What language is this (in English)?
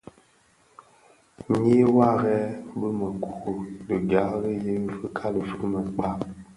Bafia